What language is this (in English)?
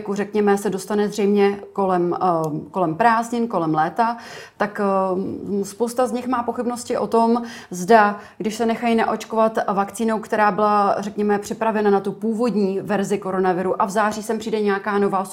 Czech